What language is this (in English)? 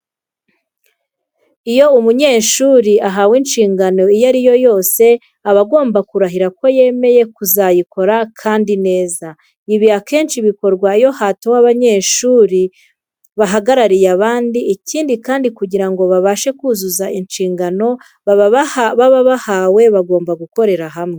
Kinyarwanda